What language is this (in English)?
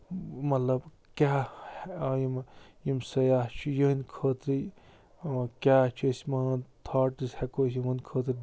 Kashmiri